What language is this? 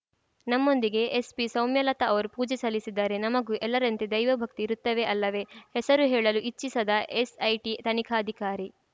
Kannada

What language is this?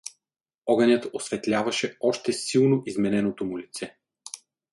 Bulgarian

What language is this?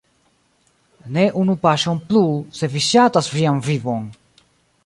Esperanto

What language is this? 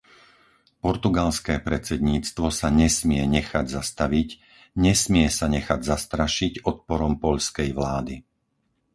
Slovak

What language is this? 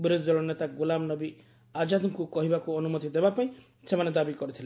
Odia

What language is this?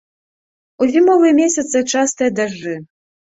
Belarusian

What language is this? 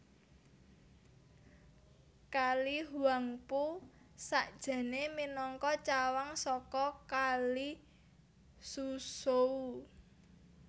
Javanese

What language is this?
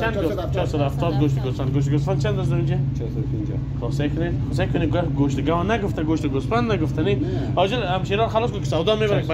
Romanian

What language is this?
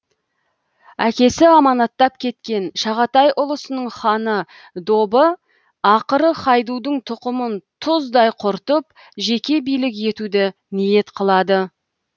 Kazakh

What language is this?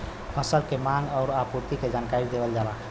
Bhojpuri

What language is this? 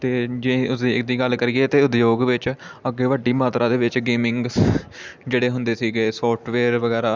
Punjabi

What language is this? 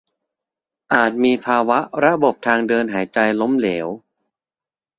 Thai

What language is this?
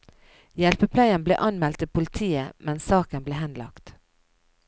Norwegian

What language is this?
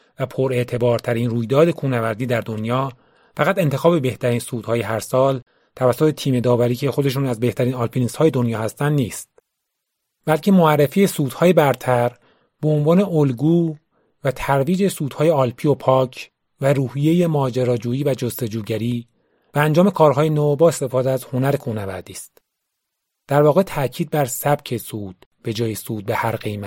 Persian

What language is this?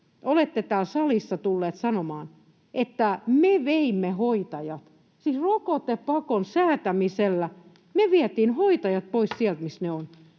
Finnish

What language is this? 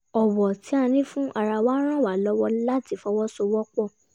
Yoruba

